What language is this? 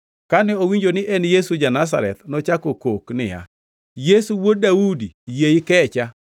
Luo (Kenya and Tanzania)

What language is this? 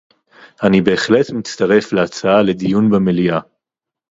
Hebrew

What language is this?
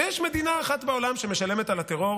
Hebrew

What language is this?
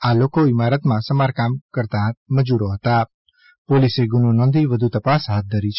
Gujarati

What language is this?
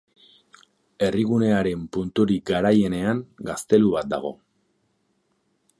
Basque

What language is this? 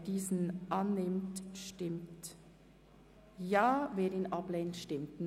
Swiss German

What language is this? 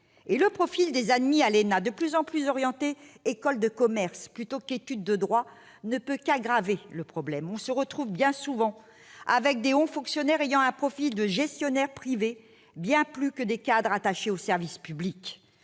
French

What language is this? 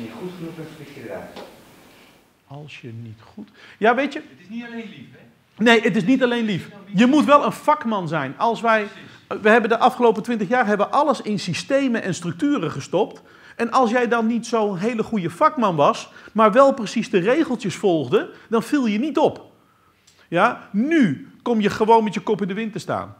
Dutch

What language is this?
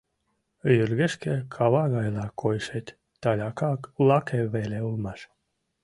Mari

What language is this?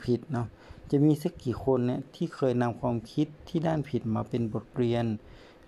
Thai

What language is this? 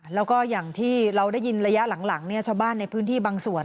Thai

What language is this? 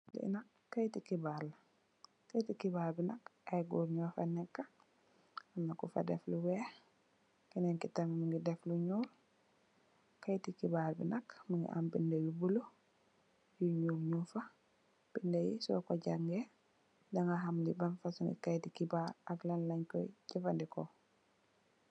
Wolof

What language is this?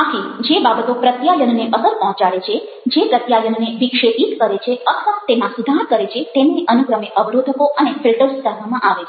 Gujarati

